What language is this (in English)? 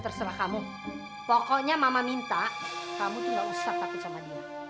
Indonesian